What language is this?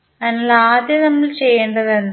Malayalam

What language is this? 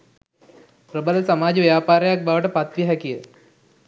Sinhala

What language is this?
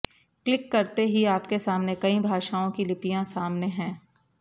Sanskrit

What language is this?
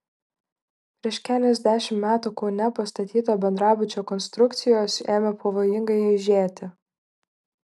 Lithuanian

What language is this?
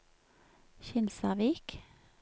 Norwegian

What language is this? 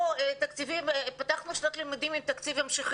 Hebrew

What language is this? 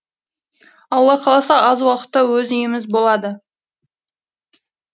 Kazakh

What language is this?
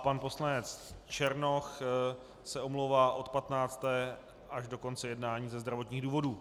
Czech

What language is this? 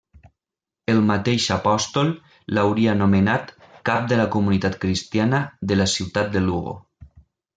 Catalan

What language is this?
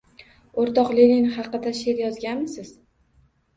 Uzbek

